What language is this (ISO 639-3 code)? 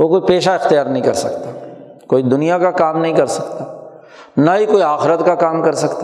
urd